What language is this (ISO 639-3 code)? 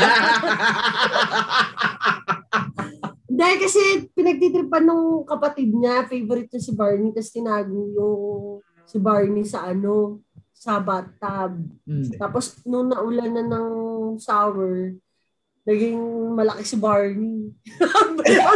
fil